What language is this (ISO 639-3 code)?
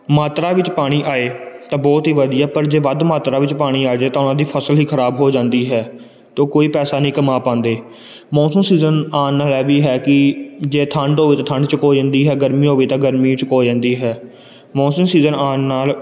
pan